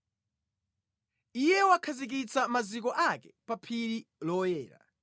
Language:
Nyanja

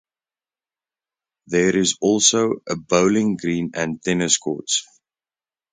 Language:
English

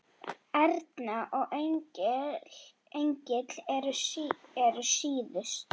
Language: Icelandic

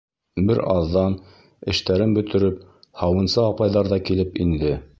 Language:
Bashkir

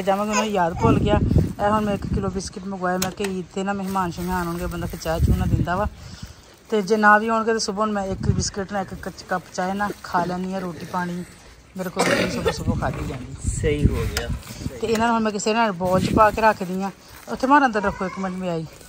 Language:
Punjabi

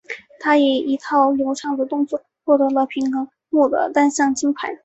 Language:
Chinese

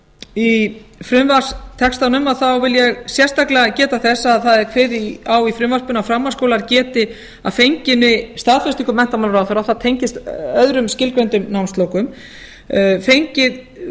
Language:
Icelandic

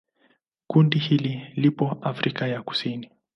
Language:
Swahili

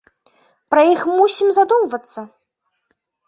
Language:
Belarusian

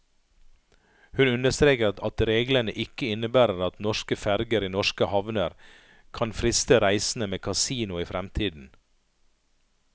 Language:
Norwegian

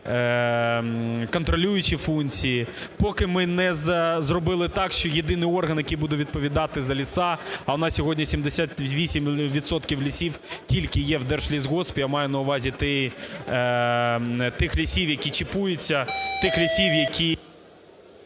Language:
Ukrainian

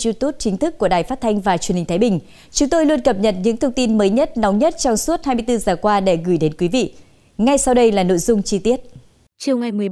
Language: Vietnamese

